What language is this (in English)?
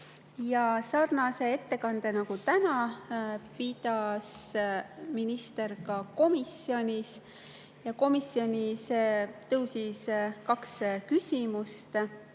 Estonian